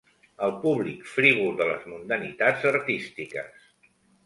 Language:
Catalan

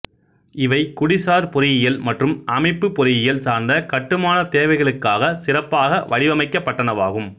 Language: Tamil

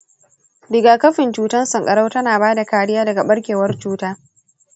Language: Hausa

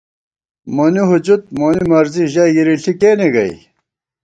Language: Gawar-Bati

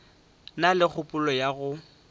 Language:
Northern Sotho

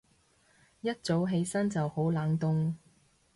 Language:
Cantonese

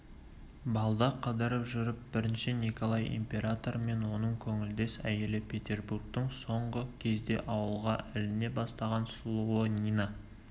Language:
Kazakh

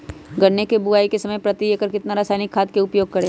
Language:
Magahi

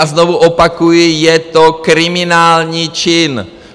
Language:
Czech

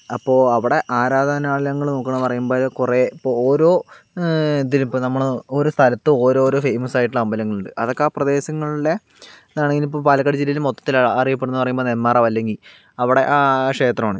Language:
Malayalam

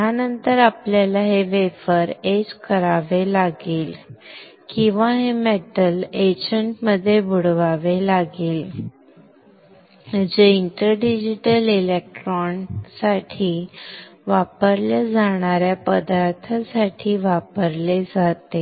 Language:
Marathi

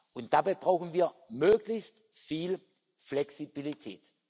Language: German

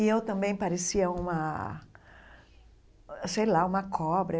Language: Portuguese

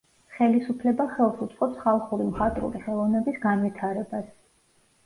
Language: Georgian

